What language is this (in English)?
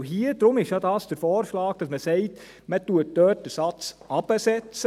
Swiss German